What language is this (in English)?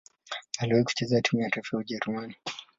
Swahili